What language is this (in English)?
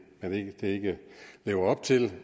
Danish